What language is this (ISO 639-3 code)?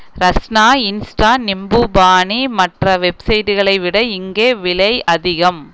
tam